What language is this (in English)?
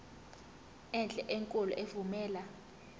Zulu